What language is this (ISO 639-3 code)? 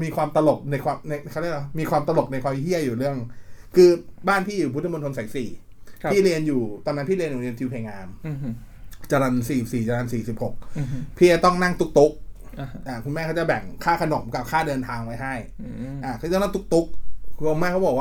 tha